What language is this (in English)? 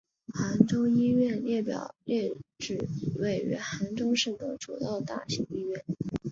Chinese